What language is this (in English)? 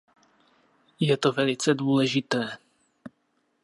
Czech